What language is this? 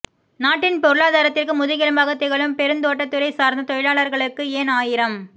Tamil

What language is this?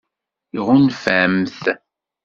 Kabyle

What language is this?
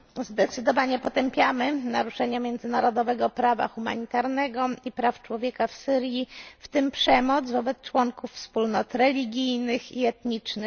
Polish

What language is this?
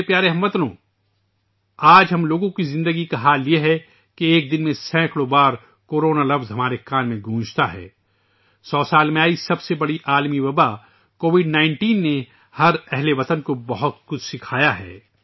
Urdu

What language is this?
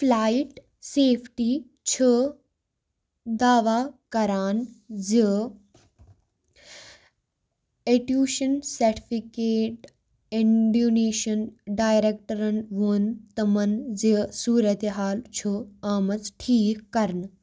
Kashmiri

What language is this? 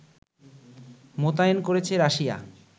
Bangla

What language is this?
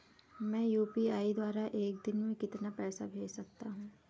Hindi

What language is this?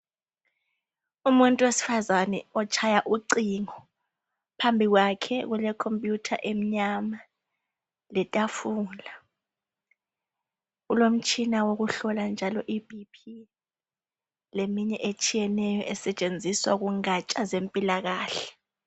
North Ndebele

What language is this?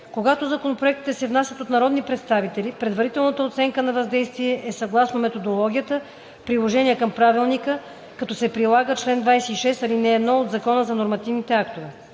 Bulgarian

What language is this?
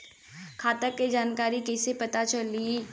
Bhojpuri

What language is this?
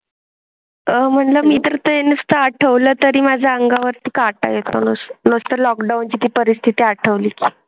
Marathi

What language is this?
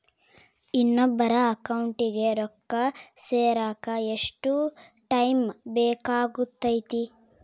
Kannada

